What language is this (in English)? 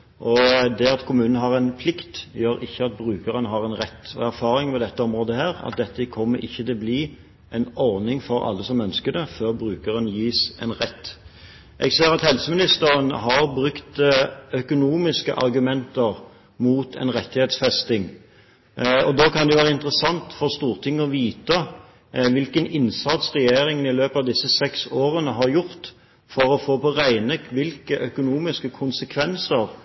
Norwegian Bokmål